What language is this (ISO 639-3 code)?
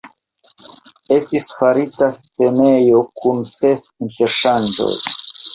epo